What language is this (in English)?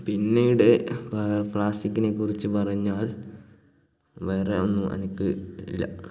Malayalam